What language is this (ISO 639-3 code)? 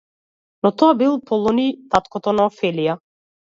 mkd